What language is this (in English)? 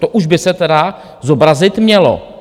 Czech